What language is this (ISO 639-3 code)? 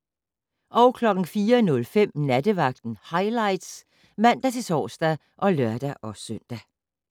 dan